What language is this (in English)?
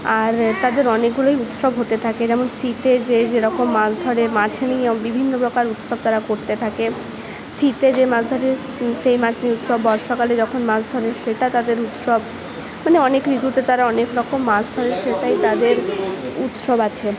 Bangla